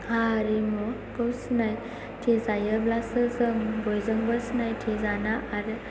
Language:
Bodo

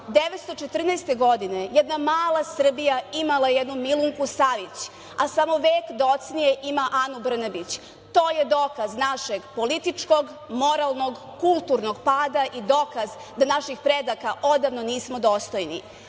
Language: Serbian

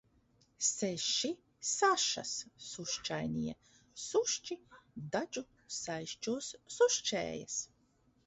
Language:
Latvian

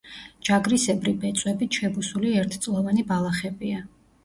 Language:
Georgian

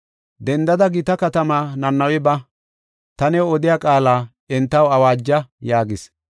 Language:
Gofa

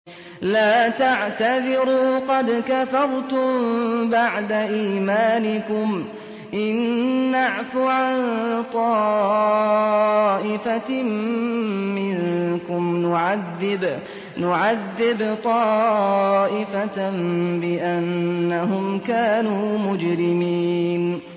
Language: Arabic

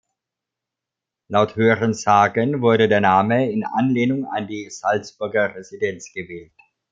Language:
German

